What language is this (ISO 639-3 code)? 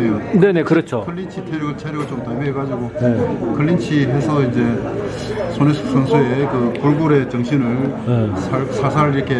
kor